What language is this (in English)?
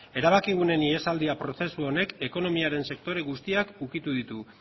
Basque